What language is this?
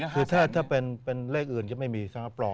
Thai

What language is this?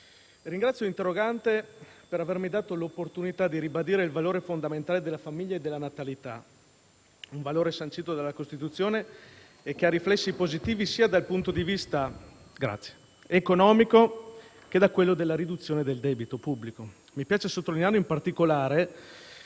Italian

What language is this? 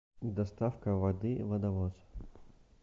Russian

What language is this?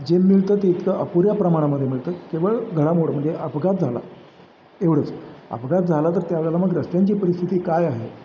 Marathi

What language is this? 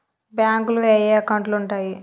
Telugu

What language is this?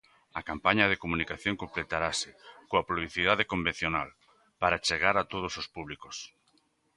Galician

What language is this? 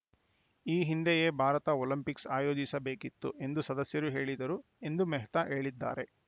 Kannada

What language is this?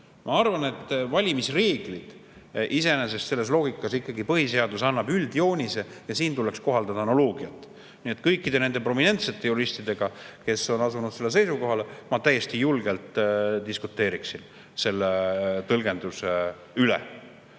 Estonian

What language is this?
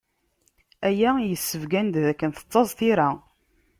Kabyle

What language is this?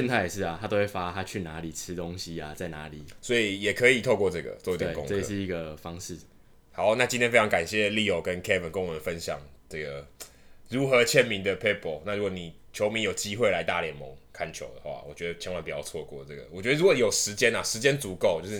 Chinese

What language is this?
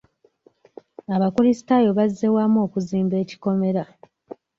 Ganda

